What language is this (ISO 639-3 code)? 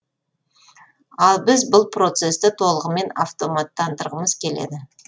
kaz